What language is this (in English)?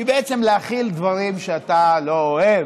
Hebrew